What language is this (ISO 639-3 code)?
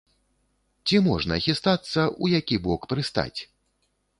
bel